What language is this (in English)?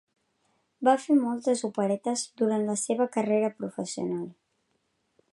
Catalan